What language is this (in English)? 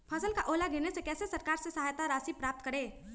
Magahi